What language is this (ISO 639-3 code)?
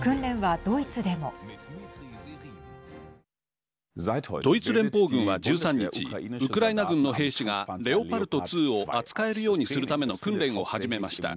jpn